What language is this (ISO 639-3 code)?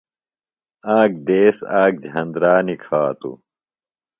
phl